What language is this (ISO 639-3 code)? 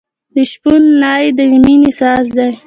pus